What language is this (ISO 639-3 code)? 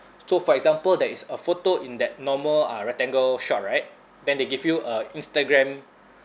eng